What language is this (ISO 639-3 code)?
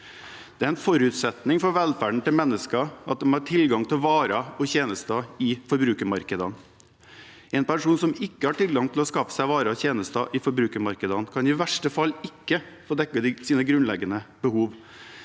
nor